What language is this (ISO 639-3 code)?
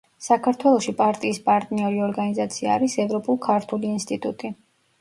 kat